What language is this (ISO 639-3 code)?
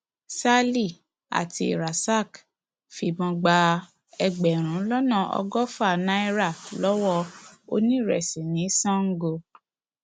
yor